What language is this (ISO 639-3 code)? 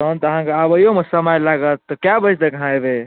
mai